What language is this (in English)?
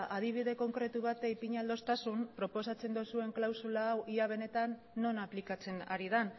Basque